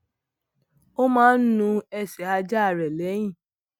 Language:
Yoruba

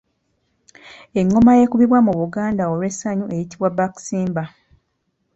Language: Ganda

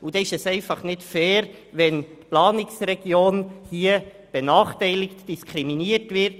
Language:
Swiss German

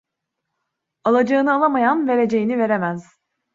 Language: Turkish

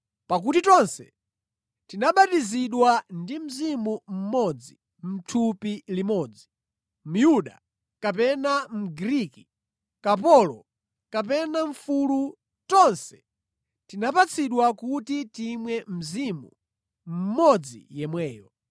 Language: Nyanja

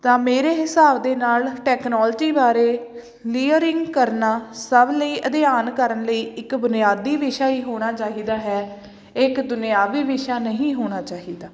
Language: Punjabi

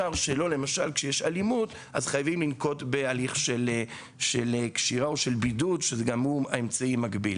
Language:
Hebrew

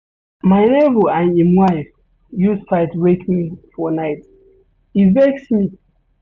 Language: Nigerian Pidgin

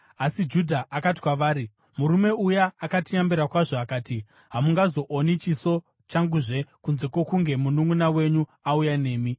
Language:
Shona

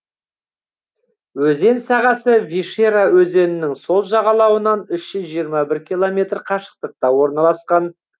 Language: Kazakh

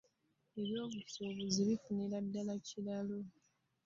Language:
Ganda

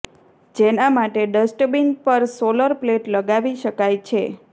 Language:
Gujarati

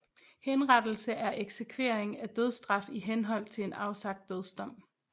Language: Danish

